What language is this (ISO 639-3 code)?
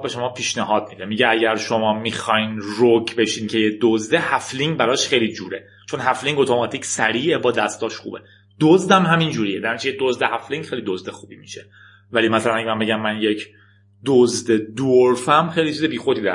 fas